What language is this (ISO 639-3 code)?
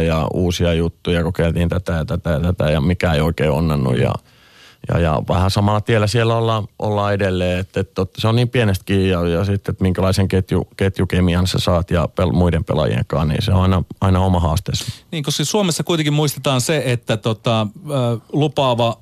fin